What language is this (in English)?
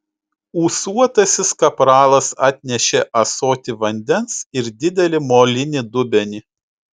Lithuanian